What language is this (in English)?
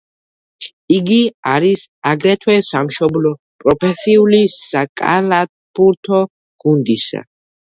Georgian